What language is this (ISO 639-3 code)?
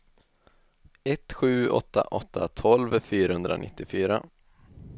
swe